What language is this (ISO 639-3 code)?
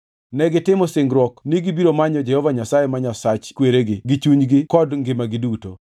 luo